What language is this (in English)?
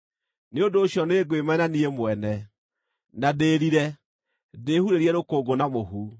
Kikuyu